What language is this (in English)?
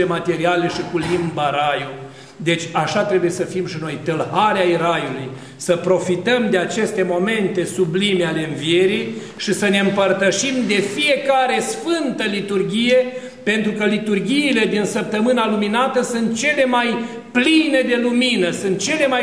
Romanian